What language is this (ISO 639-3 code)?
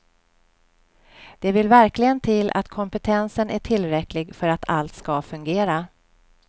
swe